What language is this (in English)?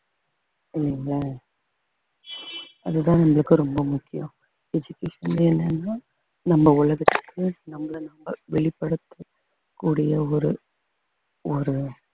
Tamil